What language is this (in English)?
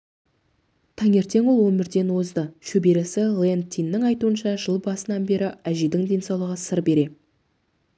Kazakh